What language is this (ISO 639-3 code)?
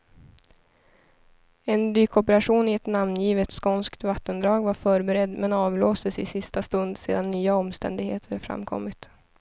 swe